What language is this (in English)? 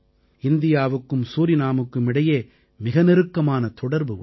Tamil